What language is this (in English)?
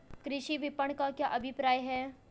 Hindi